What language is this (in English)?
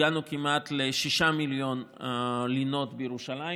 Hebrew